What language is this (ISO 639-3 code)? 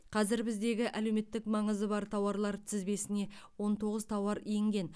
kaz